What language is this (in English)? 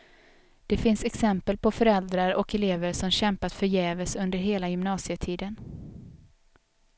Swedish